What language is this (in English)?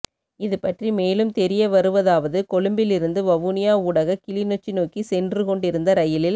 Tamil